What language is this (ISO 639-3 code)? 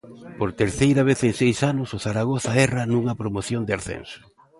glg